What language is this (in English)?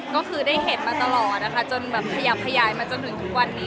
Thai